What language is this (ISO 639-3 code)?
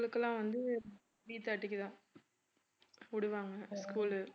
tam